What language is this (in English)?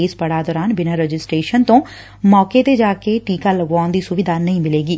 Punjabi